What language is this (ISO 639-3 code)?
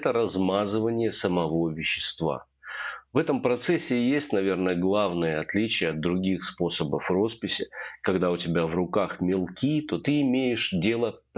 rus